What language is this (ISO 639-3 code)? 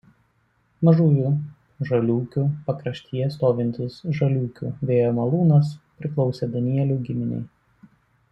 lit